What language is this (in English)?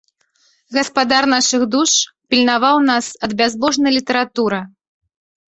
Belarusian